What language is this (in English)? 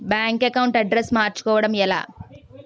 Telugu